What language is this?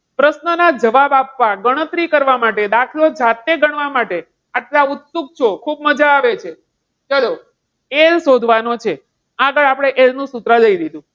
Gujarati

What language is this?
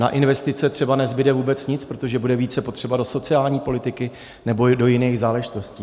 Czech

